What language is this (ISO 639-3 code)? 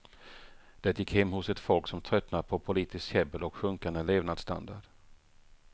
swe